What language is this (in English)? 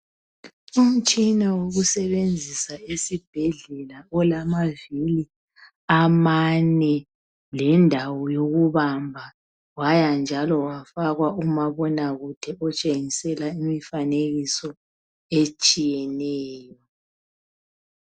North Ndebele